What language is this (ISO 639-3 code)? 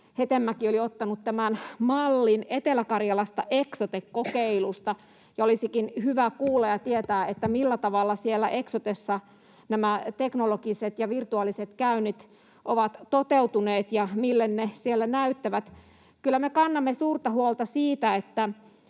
fin